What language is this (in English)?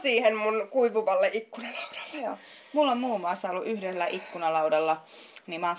Finnish